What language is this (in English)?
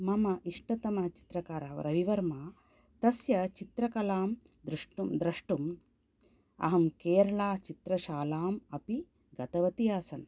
Sanskrit